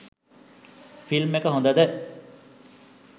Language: Sinhala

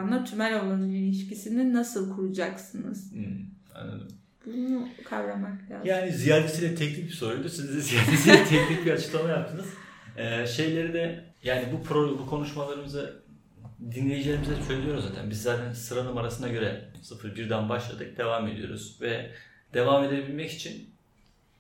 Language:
Turkish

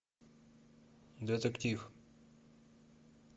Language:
Russian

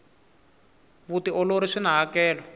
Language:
Tsonga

